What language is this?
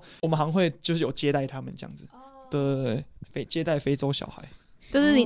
Chinese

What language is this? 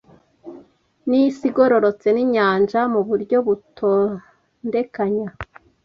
Kinyarwanda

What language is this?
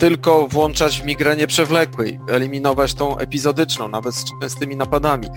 Polish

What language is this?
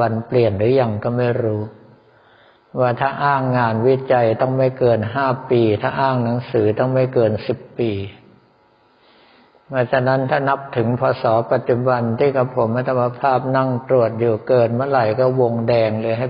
Thai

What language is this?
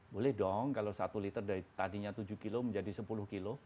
Indonesian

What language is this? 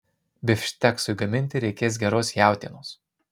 Lithuanian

